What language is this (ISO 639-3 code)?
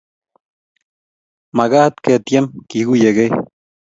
kln